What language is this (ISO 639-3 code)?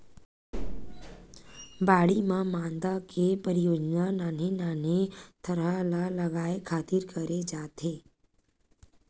hne